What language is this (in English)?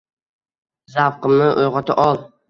Uzbek